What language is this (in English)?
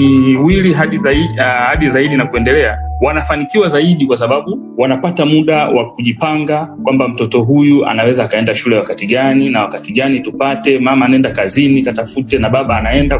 Swahili